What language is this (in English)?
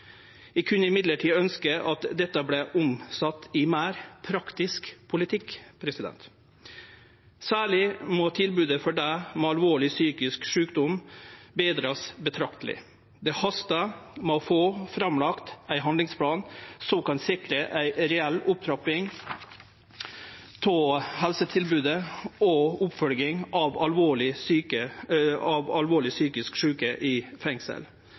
Norwegian Nynorsk